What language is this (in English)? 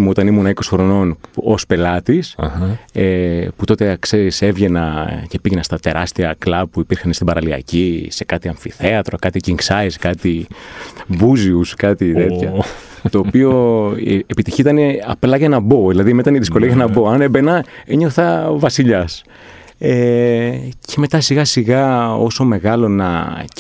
Greek